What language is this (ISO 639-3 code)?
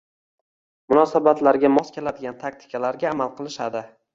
uzb